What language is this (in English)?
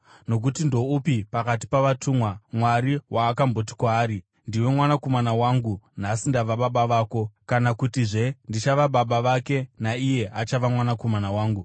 Shona